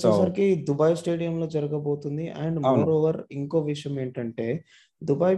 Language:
Telugu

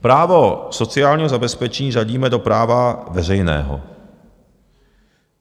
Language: Czech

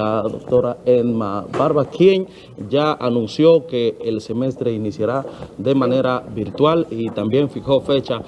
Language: Spanish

